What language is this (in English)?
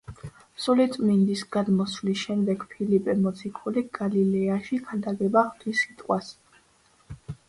Georgian